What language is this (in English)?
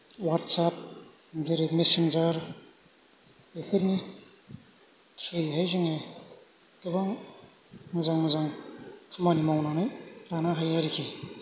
Bodo